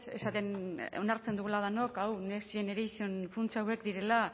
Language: Basque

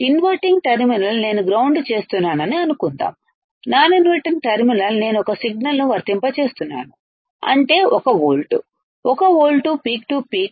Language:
Telugu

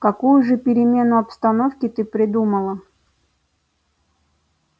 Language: Russian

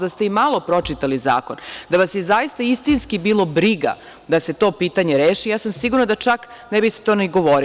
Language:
Serbian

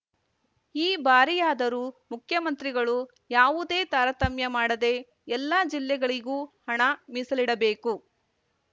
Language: Kannada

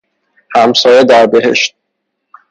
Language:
Persian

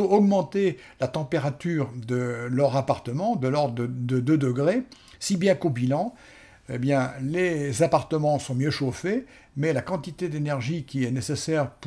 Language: French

